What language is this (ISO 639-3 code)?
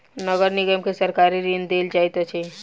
mai